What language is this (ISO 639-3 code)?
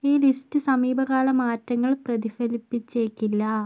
mal